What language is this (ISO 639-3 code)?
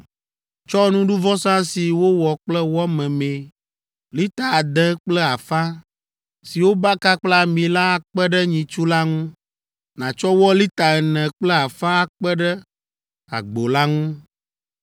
ewe